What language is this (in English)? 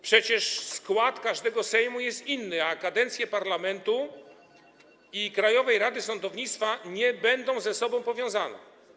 Polish